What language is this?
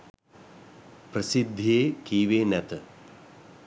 Sinhala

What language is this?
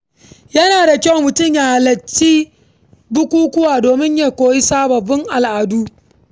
Hausa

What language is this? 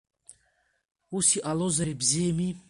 Abkhazian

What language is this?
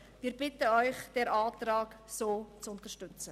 Swiss German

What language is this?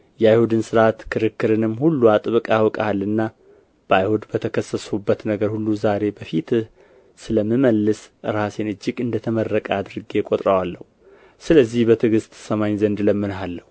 Amharic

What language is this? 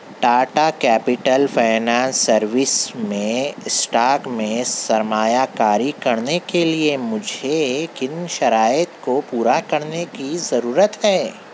Urdu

